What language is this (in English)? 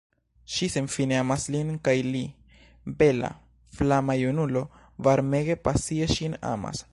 Esperanto